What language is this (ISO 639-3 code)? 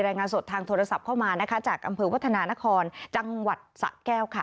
tha